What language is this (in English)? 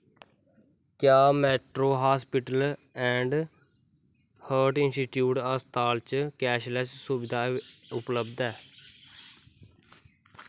Dogri